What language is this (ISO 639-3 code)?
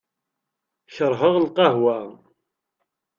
kab